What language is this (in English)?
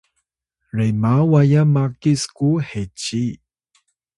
Atayal